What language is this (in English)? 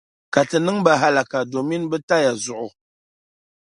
Dagbani